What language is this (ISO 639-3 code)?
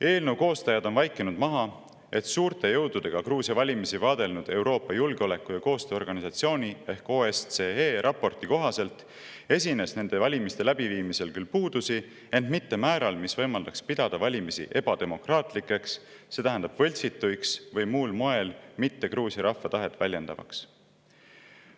est